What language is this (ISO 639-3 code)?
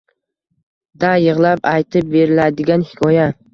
uzb